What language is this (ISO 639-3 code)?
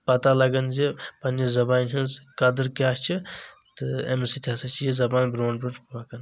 kas